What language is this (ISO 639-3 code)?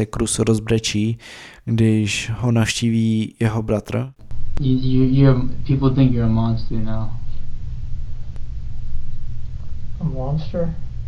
ces